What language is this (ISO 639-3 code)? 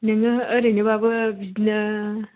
brx